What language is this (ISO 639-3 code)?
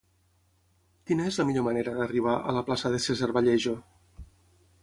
cat